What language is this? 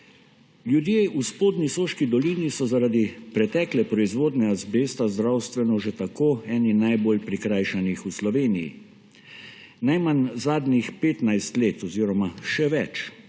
Slovenian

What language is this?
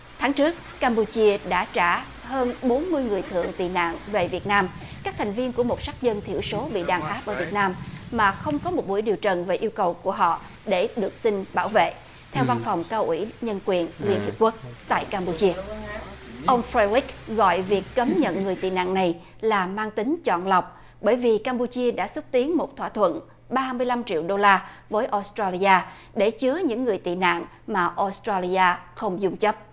Vietnamese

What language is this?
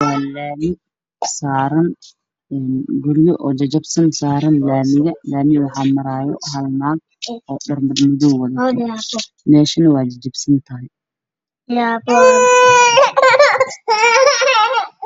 Somali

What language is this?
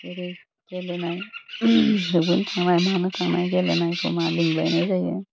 Bodo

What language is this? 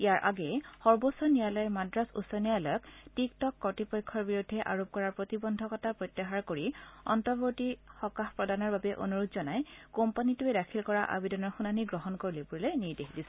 Assamese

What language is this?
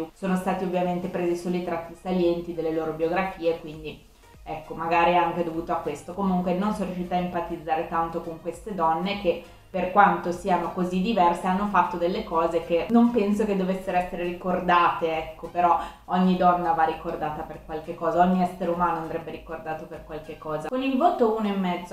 Italian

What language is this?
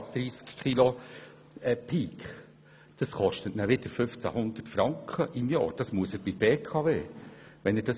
Swiss German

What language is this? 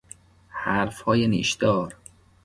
Persian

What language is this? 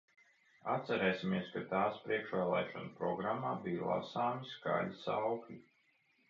Latvian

